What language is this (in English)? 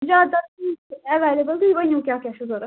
Kashmiri